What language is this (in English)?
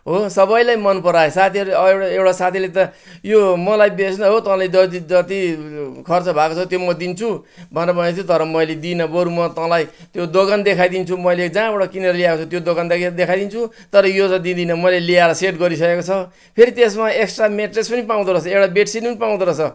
Nepali